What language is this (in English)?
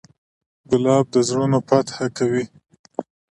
Pashto